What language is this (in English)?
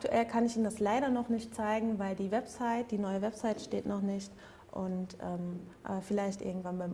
German